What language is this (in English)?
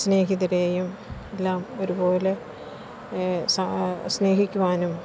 Malayalam